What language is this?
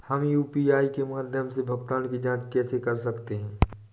Hindi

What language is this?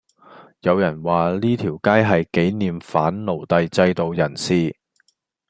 Cantonese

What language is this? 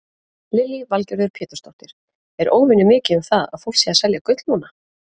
Icelandic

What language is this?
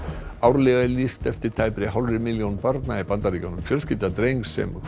Icelandic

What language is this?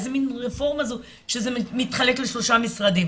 Hebrew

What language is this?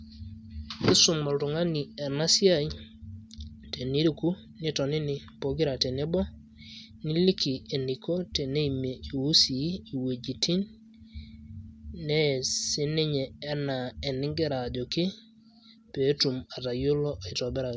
Masai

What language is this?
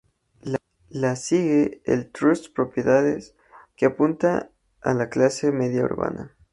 Spanish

